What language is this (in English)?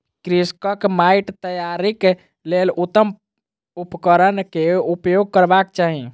Maithili